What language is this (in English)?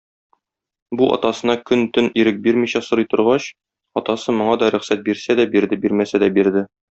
Tatar